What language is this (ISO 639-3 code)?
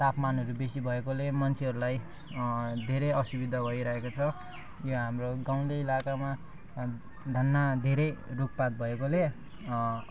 nep